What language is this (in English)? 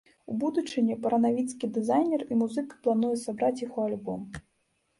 Belarusian